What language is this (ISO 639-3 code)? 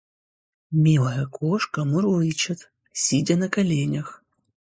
rus